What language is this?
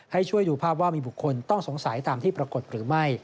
Thai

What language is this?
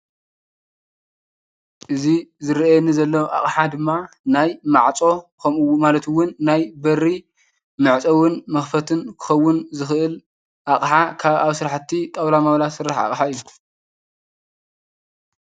Tigrinya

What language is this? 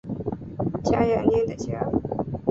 Chinese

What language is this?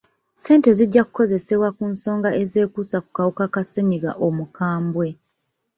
Ganda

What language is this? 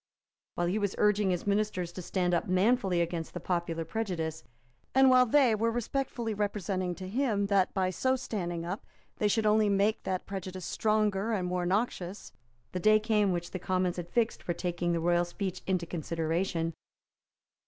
English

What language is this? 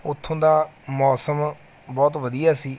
Punjabi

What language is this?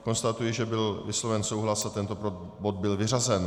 Czech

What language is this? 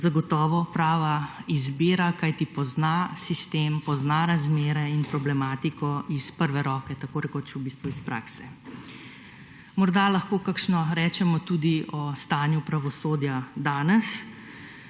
Slovenian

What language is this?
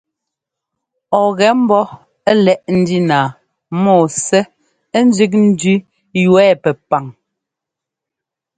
Ngomba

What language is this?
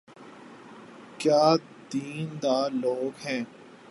Urdu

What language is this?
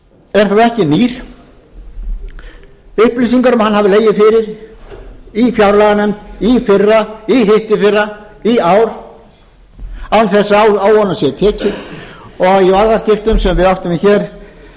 Icelandic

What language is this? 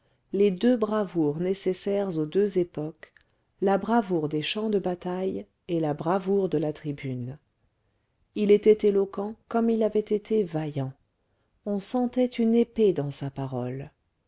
French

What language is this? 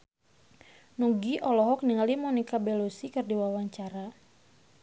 Sundanese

